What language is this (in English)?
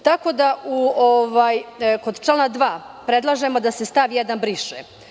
Serbian